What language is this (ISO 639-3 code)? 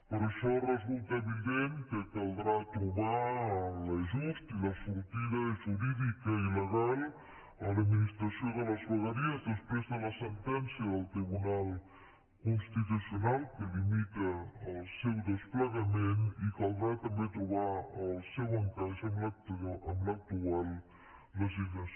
cat